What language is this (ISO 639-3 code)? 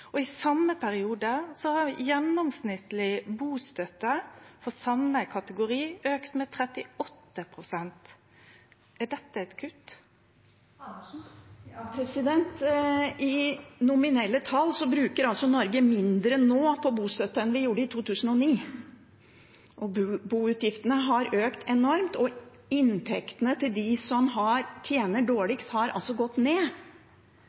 nor